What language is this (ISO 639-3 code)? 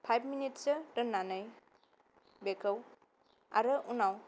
brx